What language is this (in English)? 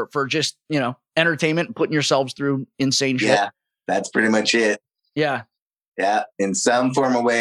English